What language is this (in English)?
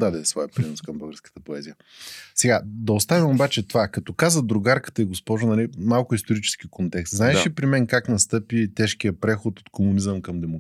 Bulgarian